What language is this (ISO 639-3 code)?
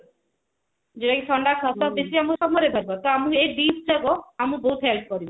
ori